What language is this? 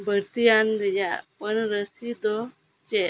Santali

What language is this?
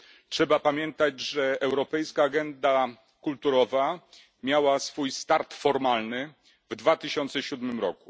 Polish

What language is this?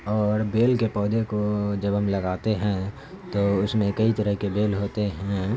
Urdu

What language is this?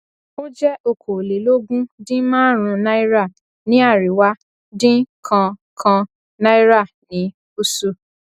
Yoruba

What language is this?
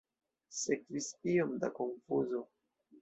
Esperanto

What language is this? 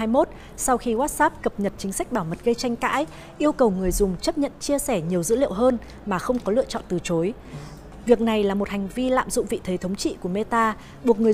Vietnamese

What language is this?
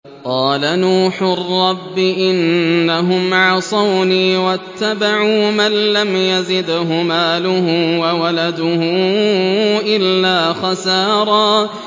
Arabic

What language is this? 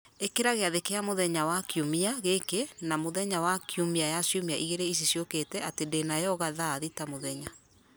Kikuyu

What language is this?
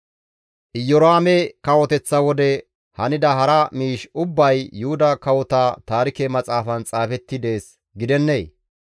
Gamo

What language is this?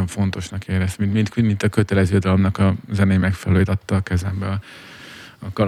Hungarian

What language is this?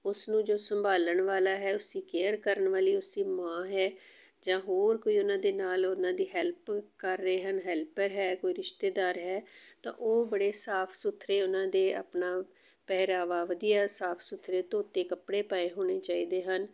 Punjabi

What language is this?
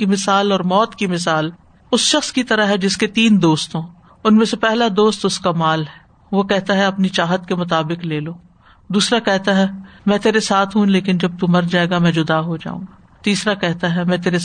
Urdu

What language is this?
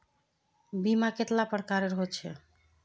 Magahi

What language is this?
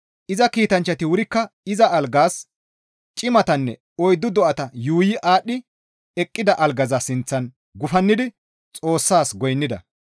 Gamo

